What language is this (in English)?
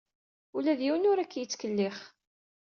Kabyle